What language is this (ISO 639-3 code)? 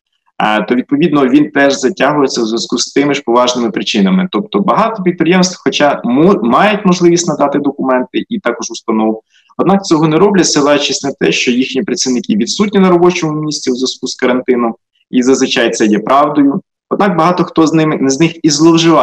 ukr